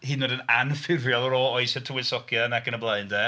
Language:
Welsh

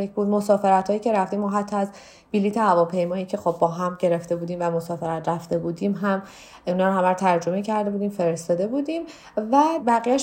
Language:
Persian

